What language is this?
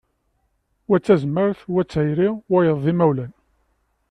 Kabyle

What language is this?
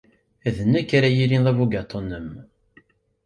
Kabyle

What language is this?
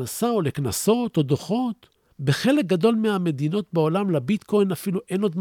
Hebrew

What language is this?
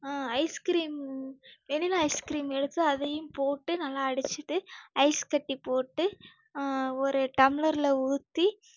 Tamil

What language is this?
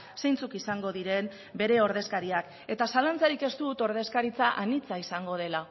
Basque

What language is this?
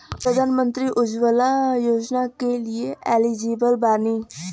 Bhojpuri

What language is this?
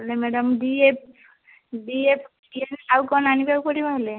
Odia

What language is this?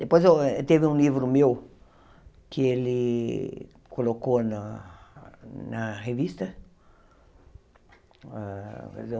Portuguese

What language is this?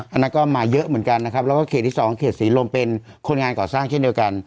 Thai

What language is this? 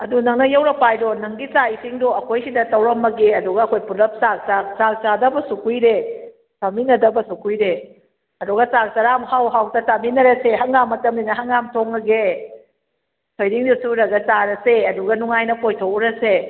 Manipuri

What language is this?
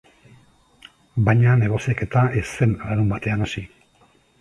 Basque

